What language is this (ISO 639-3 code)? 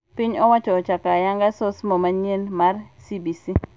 luo